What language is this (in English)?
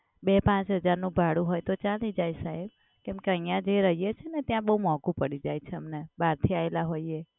Gujarati